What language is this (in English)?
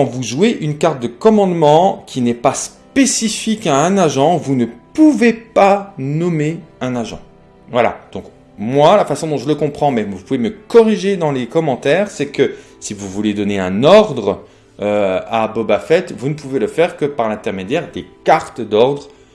French